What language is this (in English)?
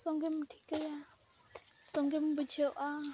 Santali